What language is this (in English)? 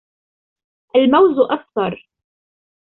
Arabic